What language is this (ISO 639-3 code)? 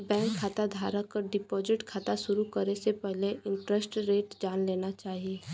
bho